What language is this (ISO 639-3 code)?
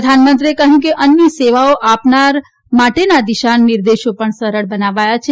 guj